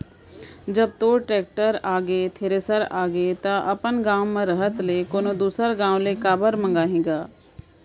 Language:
Chhattisgarhi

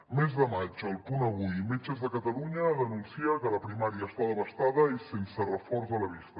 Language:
Catalan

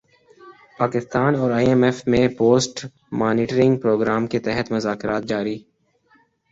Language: Urdu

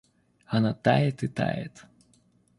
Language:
Russian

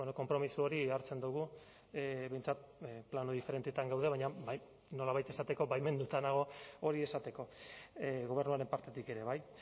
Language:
Basque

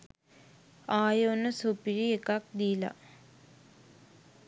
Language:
Sinhala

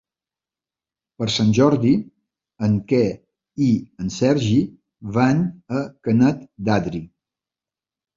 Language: Catalan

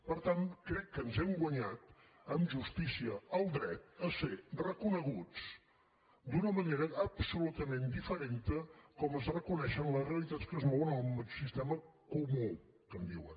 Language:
Catalan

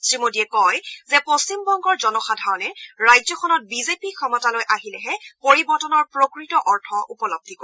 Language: Assamese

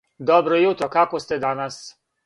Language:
Serbian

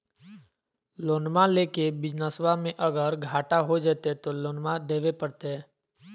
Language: Magahi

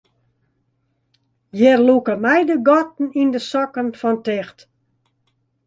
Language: Western Frisian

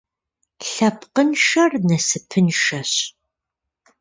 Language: Kabardian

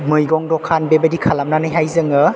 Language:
Bodo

